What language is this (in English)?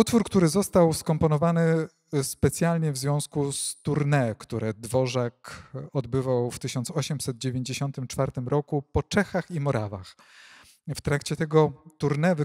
Polish